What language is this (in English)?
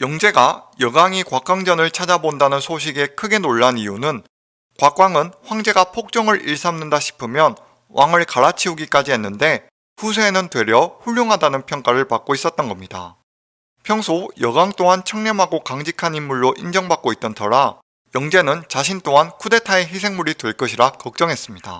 Korean